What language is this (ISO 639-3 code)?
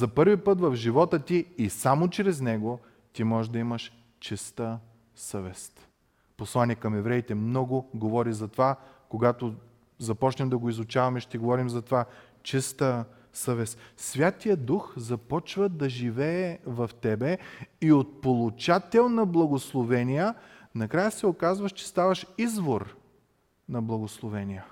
bul